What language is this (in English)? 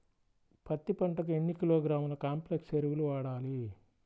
Telugu